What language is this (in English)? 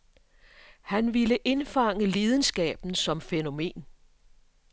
Danish